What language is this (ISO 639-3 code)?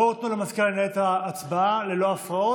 heb